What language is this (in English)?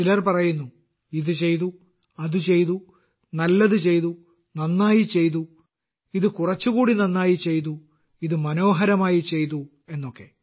Malayalam